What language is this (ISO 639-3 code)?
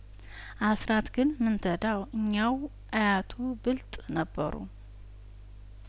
amh